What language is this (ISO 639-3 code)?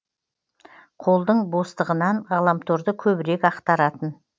kaz